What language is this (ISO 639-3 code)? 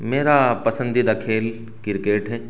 urd